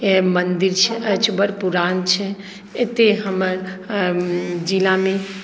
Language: Maithili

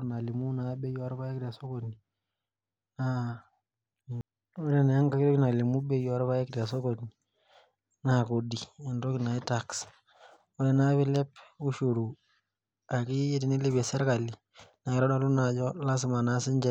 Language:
Masai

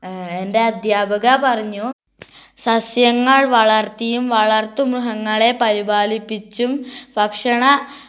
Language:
Malayalam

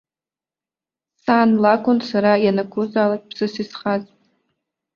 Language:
Abkhazian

